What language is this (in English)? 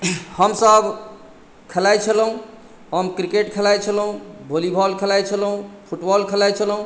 Maithili